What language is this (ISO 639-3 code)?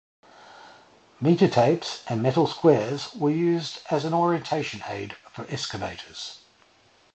eng